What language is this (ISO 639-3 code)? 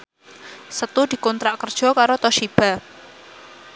jav